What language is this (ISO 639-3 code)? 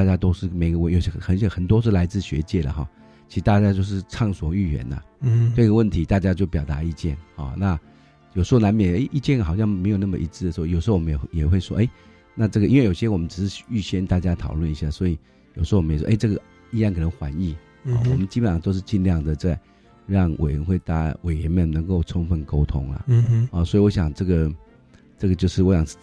zho